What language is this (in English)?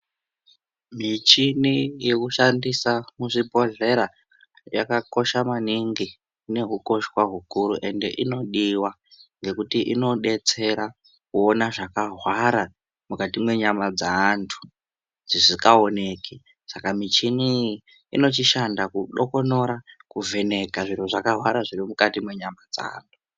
Ndau